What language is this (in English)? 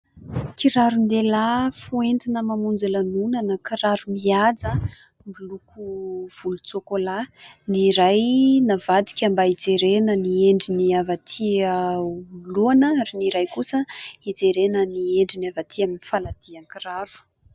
Malagasy